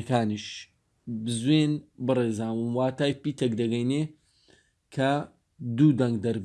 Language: Turkish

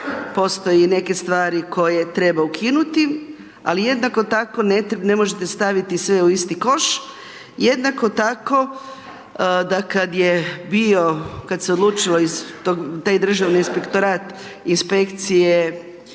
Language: Croatian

